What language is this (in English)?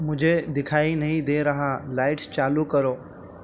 Urdu